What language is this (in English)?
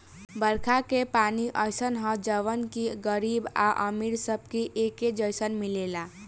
Bhojpuri